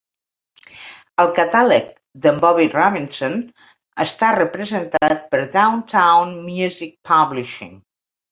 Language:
Catalan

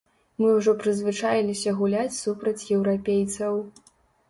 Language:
Belarusian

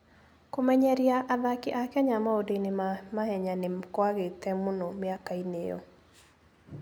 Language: Kikuyu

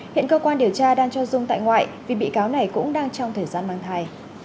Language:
Vietnamese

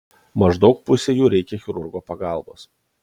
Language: Lithuanian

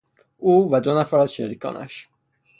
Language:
Persian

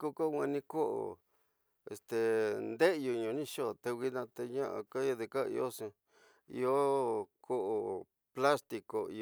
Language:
Tidaá Mixtec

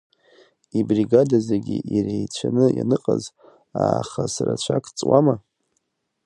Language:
Abkhazian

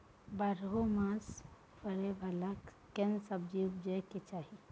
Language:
Maithili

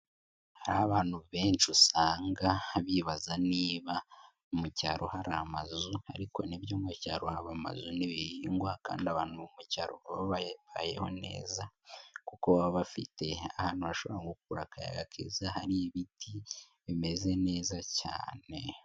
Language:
Kinyarwanda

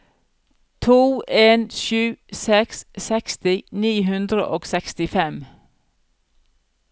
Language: Norwegian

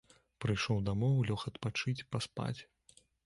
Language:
Belarusian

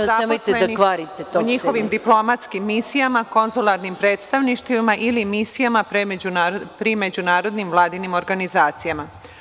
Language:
Serbian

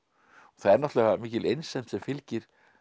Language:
Icelandic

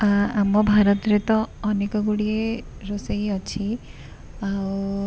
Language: Odia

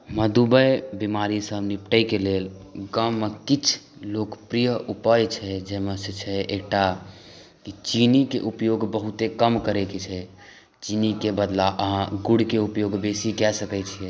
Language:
Maithili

